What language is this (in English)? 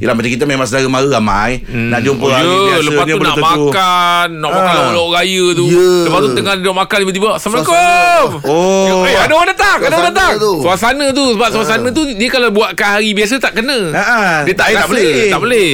Malay